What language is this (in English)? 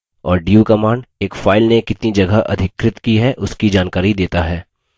Hindi